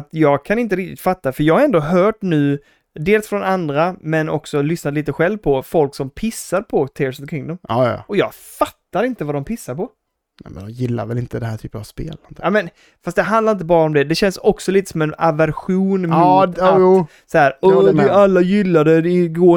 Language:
Swedish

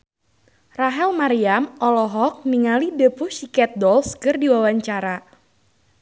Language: Sundanese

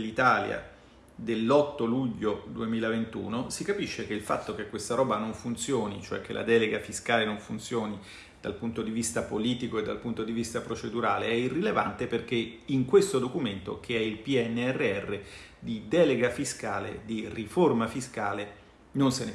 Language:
Italian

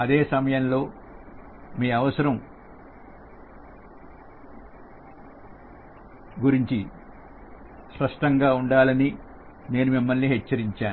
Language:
Telugu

